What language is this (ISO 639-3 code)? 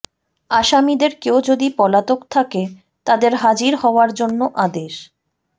ben